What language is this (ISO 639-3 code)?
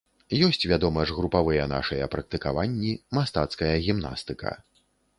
bel